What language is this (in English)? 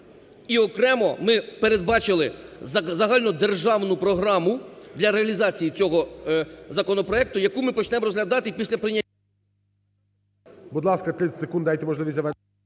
Ukrainian